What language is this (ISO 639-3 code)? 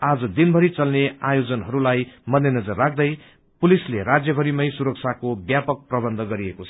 nep